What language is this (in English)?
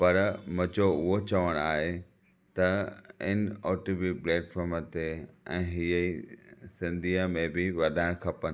Sindhi